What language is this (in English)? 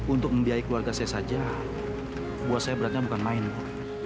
Indonesian